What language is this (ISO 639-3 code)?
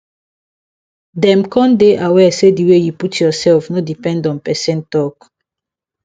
pcm